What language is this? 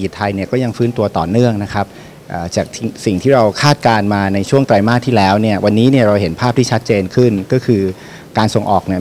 Thai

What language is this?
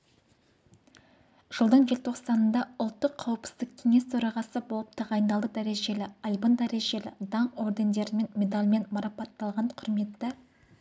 Kazakh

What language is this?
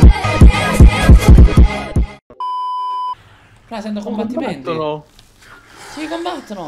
Italian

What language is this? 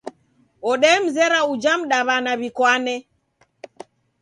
Taita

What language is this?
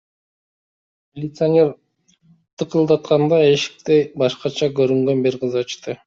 Kyrgyz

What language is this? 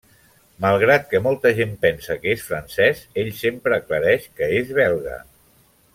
Catalan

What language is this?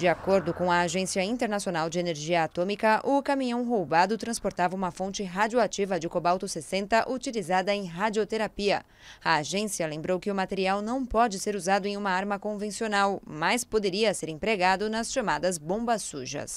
Portuguese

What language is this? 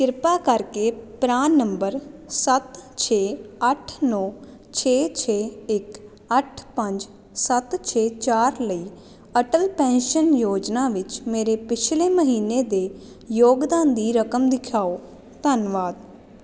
Punjabi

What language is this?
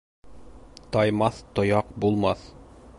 Bashkir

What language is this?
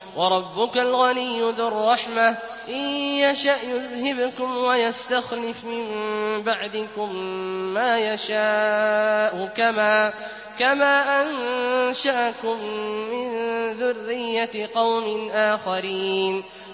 Arabic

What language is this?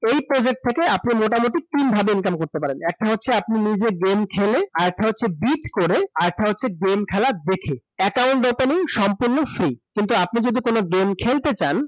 Bangla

